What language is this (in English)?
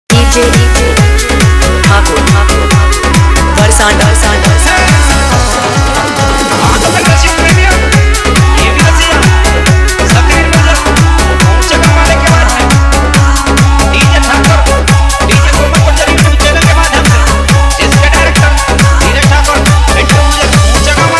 Bangla